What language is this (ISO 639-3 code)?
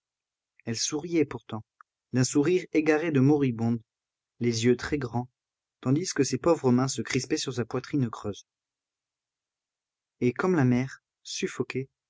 fra